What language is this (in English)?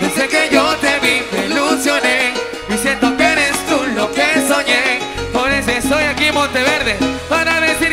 Spanish